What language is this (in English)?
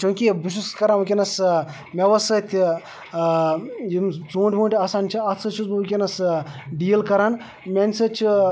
Kashmiri